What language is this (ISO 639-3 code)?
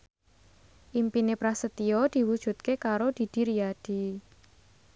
jav